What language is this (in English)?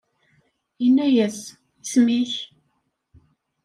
Kabyle